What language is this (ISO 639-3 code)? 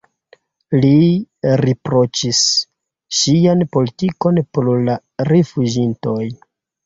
epo